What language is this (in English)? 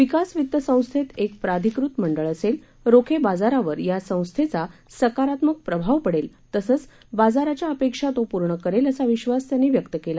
Marathi